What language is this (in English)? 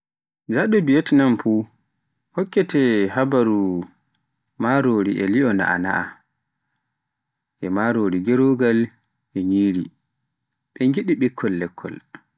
Pular